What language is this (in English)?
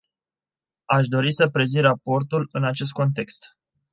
Romanian